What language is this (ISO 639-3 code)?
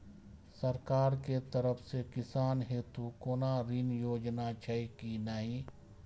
mai